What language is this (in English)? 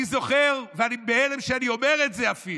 Hebrew